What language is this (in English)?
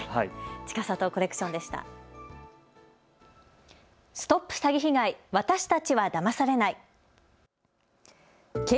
Japanese